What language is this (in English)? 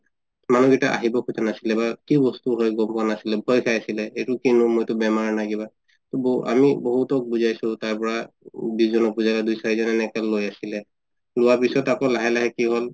Assamese